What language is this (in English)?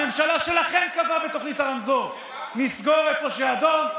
Hebrew